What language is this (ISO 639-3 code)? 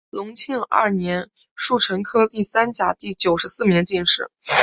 zho